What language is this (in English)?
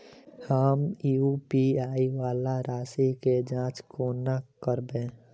Maithili